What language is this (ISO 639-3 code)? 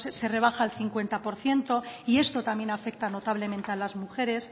spa